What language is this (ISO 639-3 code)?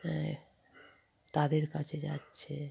ben